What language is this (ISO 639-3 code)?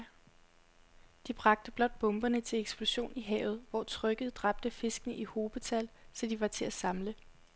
dan